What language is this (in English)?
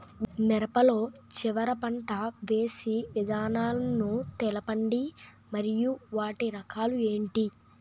Telugu